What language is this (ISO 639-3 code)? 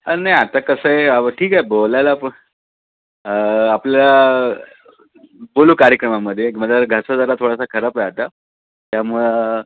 mar